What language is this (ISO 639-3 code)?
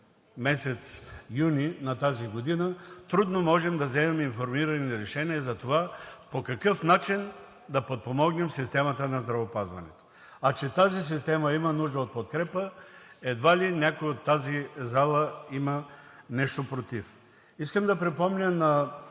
bul